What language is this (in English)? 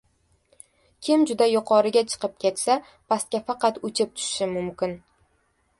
Uzbek